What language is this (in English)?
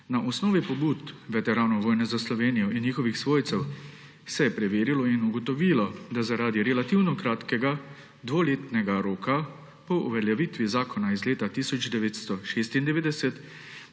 Slovenian